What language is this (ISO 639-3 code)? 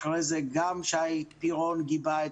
heb